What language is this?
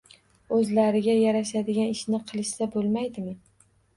Uzbek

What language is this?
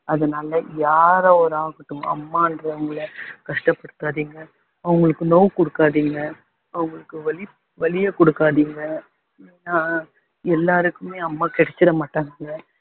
Tamil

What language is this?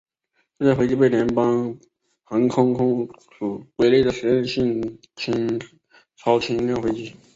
Chinese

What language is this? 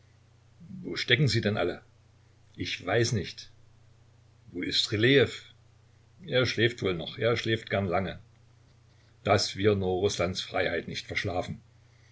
German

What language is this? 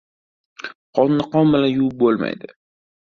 Uzbek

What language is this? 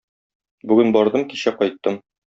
Tatar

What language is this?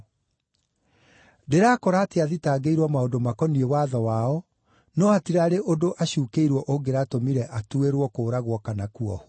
Kikuyu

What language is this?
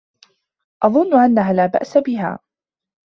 Arabic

